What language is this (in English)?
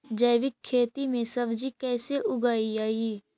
Magahi